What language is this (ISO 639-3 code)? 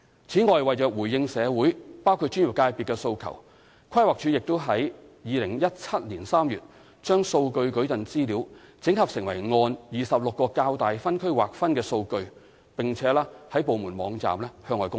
yue